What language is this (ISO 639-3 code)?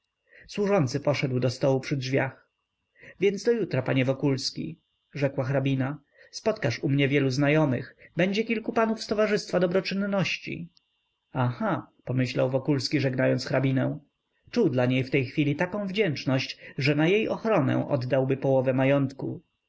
pol